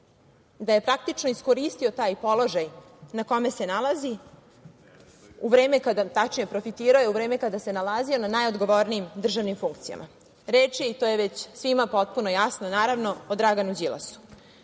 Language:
Serbian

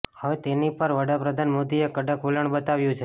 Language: Gujarati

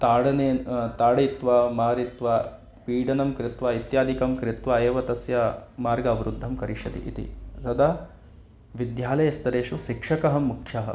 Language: Sanskrit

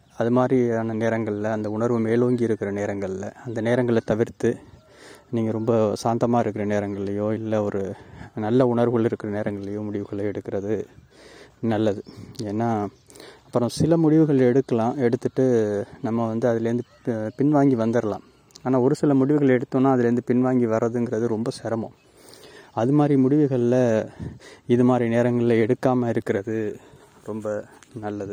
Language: Tamil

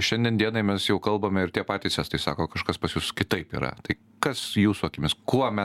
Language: Lithuanian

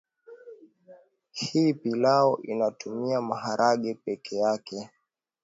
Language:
Swahili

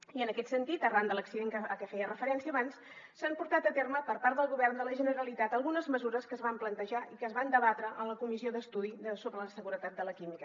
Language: Catalan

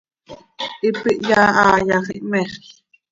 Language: Seri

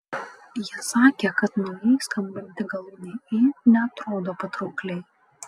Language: Lithuanian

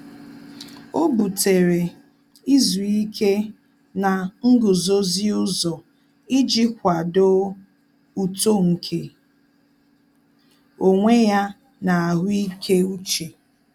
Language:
Igbo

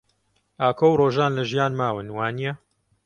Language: Central Kurdish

